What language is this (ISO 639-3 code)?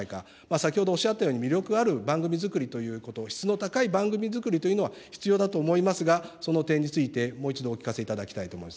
jpn